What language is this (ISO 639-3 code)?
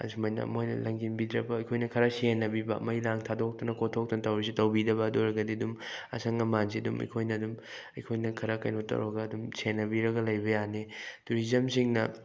mni